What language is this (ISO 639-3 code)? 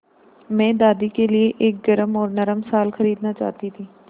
hin